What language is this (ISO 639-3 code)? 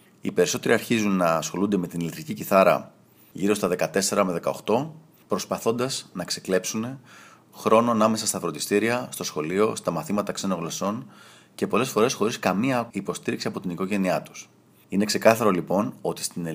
ell